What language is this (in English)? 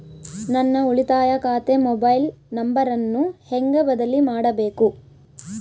Kannada